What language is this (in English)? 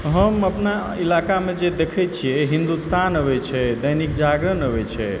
Maithili